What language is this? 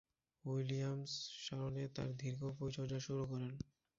Bangla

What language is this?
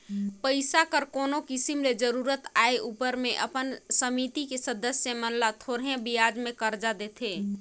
Chhattisgarhi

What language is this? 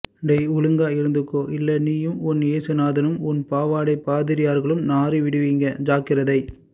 Tamil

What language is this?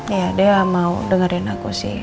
Indonesian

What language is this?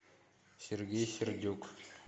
Russian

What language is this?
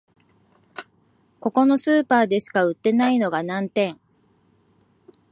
Japanese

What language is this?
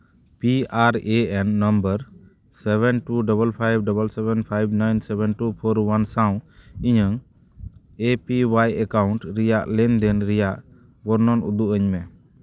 Santali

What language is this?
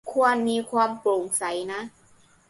Thai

